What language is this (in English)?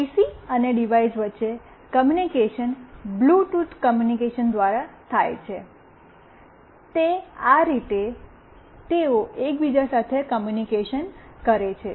Gujarati